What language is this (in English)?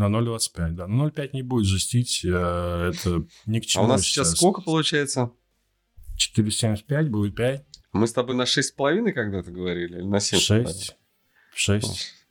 Russian